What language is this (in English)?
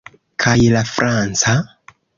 Esperanto